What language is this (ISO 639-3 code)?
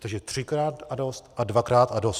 ces